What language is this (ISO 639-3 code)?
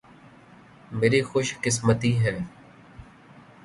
urd